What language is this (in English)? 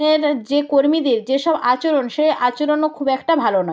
Bangla